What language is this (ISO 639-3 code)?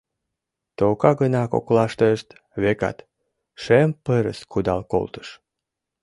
chm